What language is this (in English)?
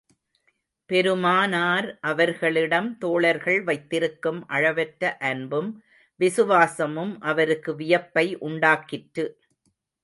Tamil